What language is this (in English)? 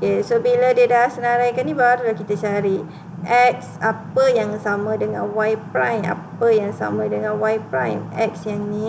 Malay